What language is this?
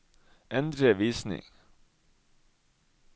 Norwegian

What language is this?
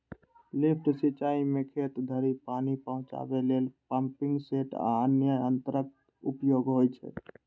Maithili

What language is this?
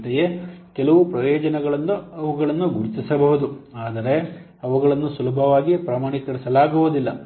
Kannada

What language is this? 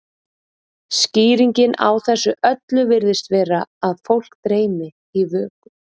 Icelandic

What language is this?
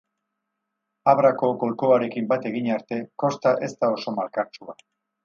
Basque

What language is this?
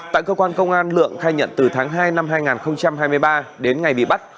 Vietnamese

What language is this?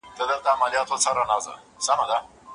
Pashto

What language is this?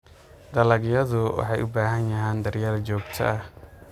Somali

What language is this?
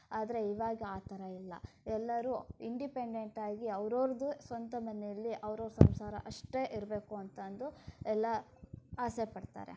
Kannada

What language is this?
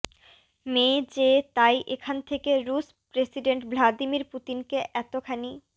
Bangla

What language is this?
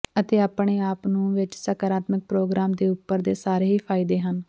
Punjabi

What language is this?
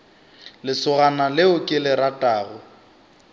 Northern Sotho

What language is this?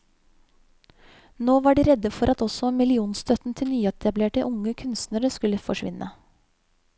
Norwegian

